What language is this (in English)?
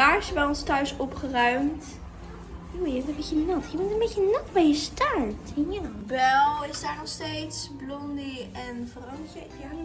Dutch